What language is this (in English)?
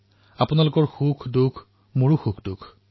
Assamese